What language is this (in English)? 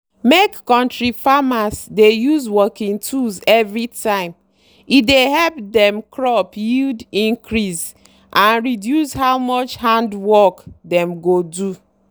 Nigerian Pidgin